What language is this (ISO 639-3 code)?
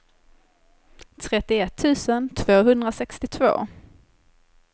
swe